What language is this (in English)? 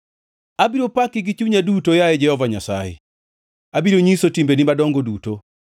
Luo (Kenya and Tanzania)